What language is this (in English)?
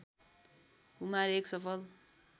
Nepali